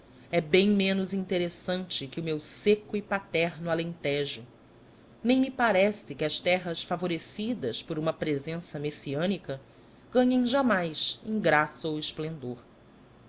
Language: Portuguese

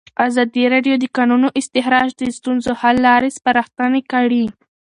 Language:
Pashto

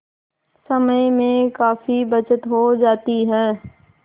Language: Hindi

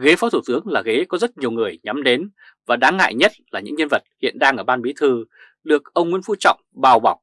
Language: Vietnamese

